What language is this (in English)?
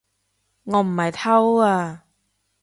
Cantonese